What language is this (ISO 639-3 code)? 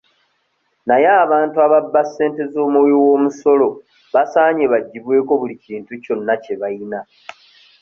lug